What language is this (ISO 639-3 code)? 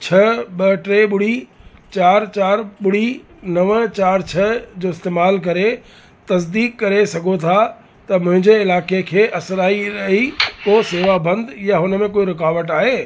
snd